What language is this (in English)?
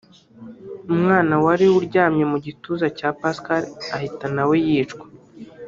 Kinyarwanda